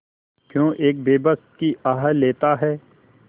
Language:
Hindi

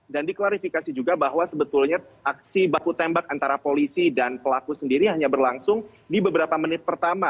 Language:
Indonesian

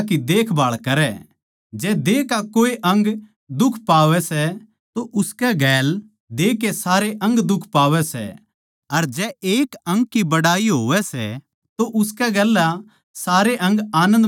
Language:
Haryanvi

